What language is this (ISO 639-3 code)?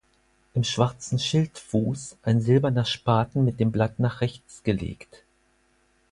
deu